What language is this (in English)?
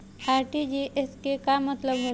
Bhojpuri